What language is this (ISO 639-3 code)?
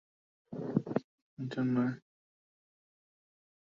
ben